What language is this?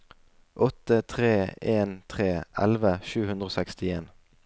Norwegian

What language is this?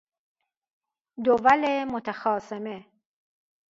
Persian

